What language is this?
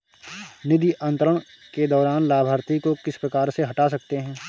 Hindi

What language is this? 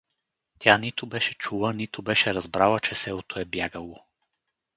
Bulgarian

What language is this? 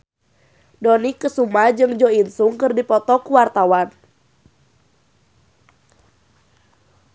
Sundanese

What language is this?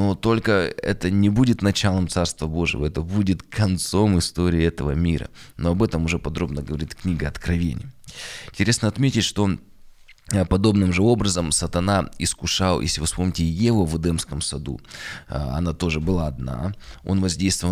Russian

